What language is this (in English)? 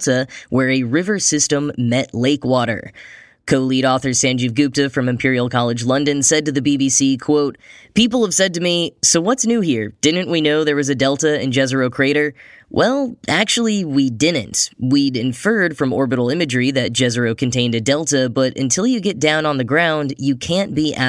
English